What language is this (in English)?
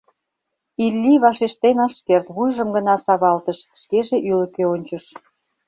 Mari